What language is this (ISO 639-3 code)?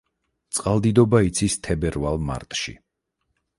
kat